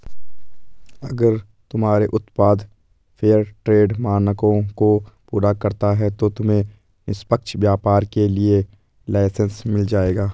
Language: Hindi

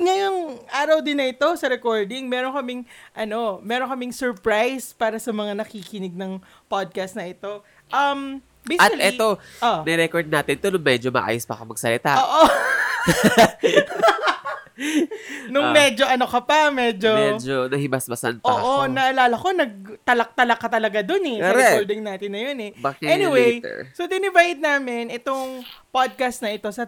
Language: Filipino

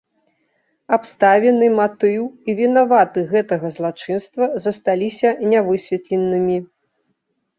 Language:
Belarusian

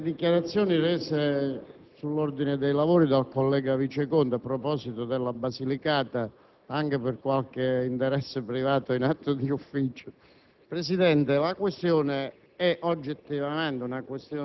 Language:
Italian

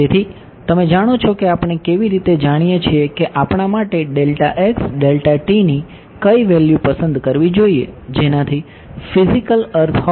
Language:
Gujarati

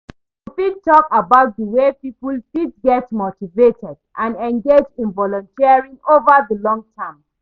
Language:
Nigerian Pidgin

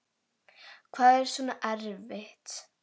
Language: Icelandic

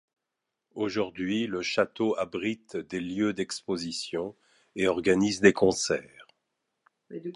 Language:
French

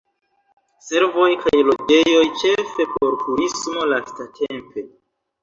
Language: Esperanto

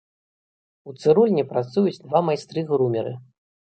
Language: Belarusian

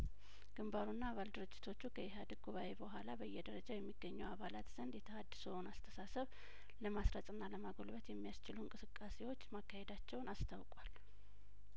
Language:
Amharic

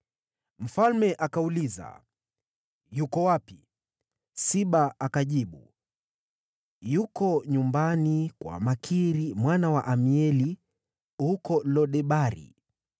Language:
Swahili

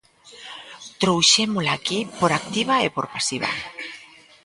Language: Galician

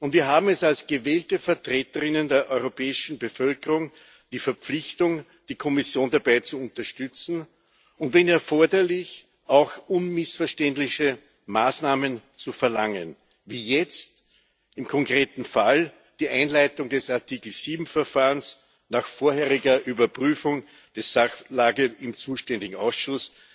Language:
German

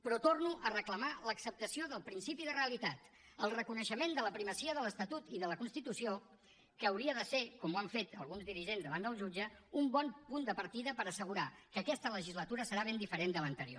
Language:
Catalan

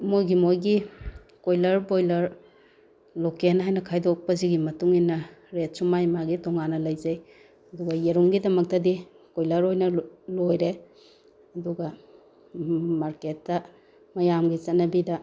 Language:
Manipuri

